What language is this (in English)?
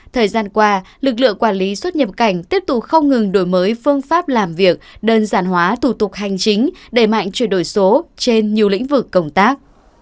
Vietnamese